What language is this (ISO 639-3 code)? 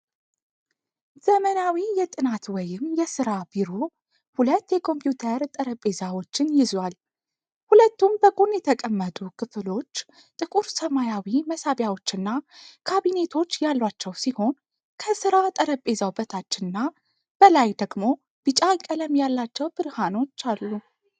amh